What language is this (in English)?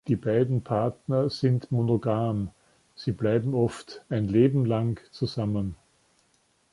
German